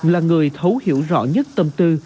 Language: Vietnamese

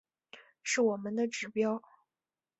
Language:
Chinese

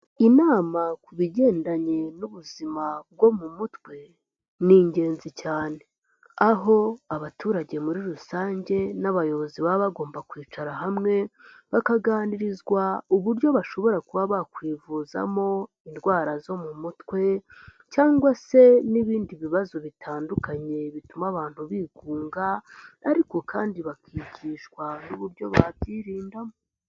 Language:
Kinyarwanda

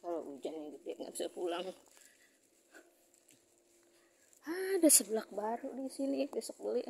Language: Indonesian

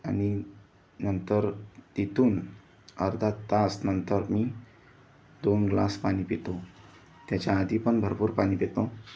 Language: Marathi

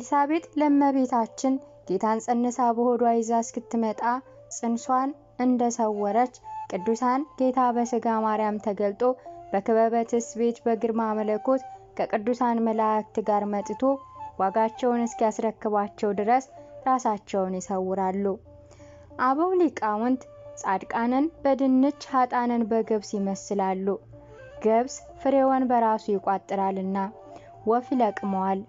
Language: Arabic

